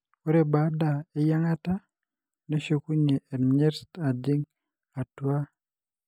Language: Masai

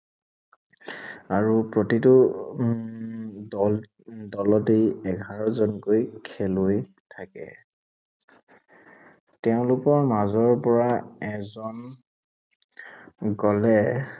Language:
Assamese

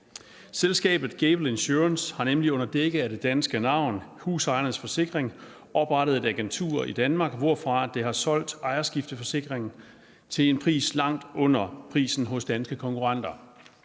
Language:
Danish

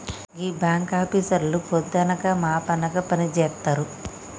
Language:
Telugu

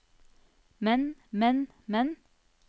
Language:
Norwegian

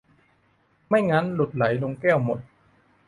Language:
Thai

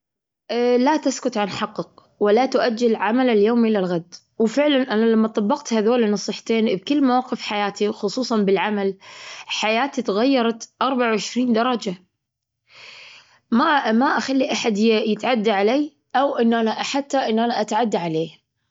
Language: Gulf Arabic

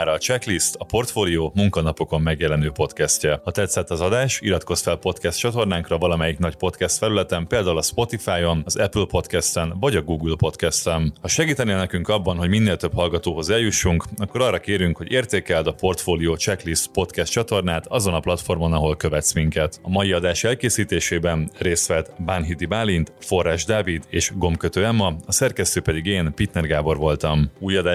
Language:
Hungarian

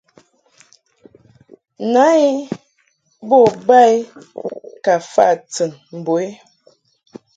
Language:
Mungaka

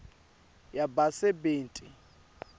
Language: Swati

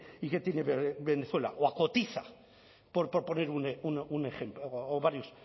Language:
Spanish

